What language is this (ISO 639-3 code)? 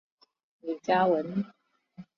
zho